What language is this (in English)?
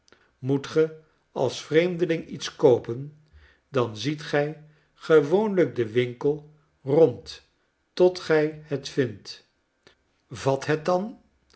Dutch